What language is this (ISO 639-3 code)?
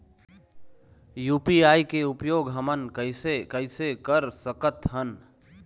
hne